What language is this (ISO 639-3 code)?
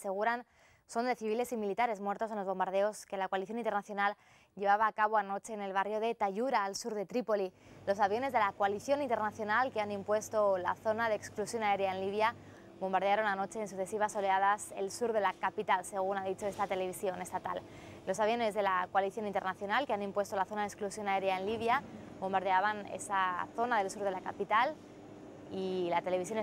spa